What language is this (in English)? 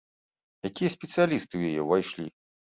Belarusian